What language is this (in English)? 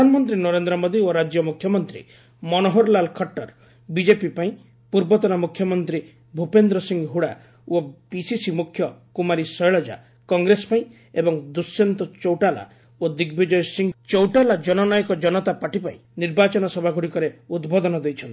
Odia